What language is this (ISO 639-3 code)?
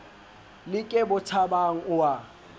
sot